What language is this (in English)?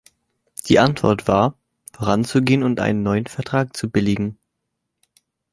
German